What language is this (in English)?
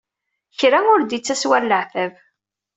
Kabyle